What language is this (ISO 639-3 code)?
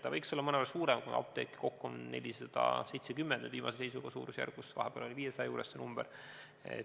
est